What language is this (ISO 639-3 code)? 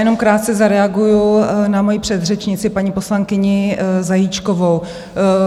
ces